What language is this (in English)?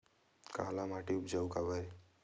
Chhattisgarhi